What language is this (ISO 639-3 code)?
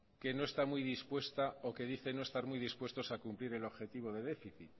spa